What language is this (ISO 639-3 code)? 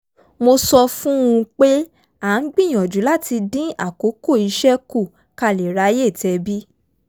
yor